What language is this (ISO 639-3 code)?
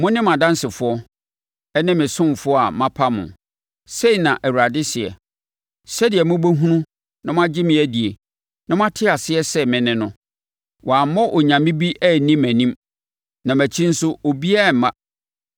aka